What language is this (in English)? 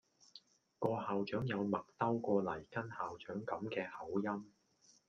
Cantonese